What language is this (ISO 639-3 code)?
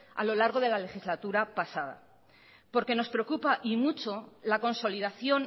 spa